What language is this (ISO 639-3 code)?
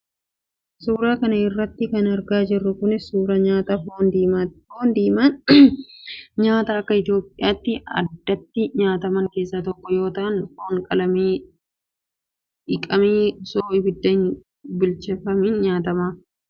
orm